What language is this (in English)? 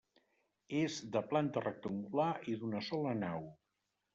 Catalan